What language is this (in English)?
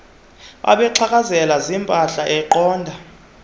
Xhosa